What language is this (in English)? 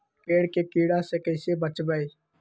Magahi